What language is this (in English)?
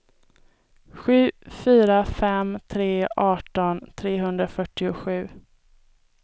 Swedish